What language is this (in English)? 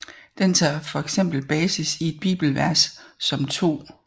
Danish